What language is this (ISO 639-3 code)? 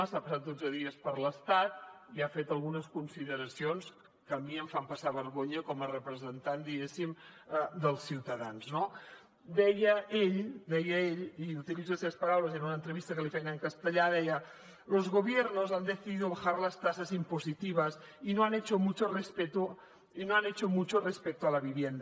cat